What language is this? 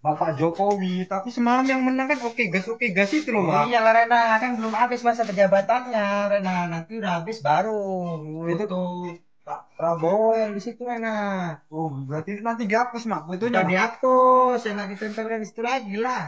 Indonesian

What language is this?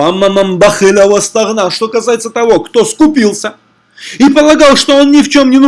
Russian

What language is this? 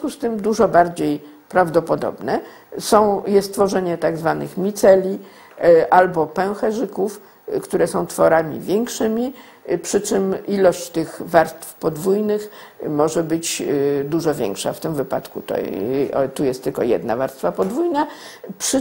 Polish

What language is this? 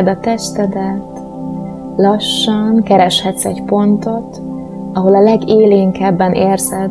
Hungarian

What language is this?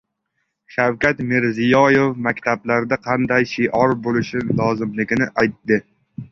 Uzbek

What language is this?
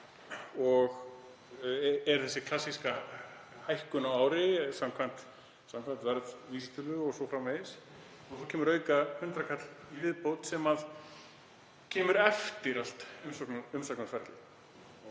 Icelandic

